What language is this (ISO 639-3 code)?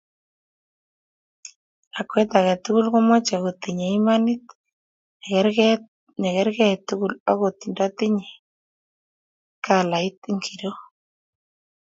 kln